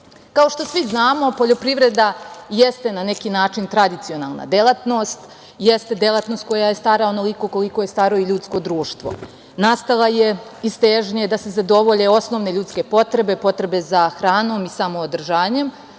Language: Serbian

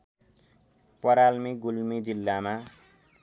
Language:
Nepali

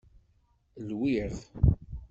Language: Kabyle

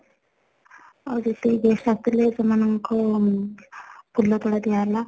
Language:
Odia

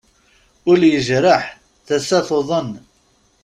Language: Kabyle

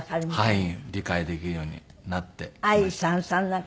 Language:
Japanese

